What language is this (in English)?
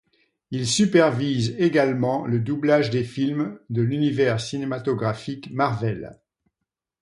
French